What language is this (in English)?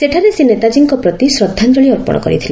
Odia